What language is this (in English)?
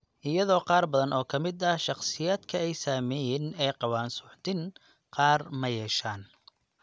Somali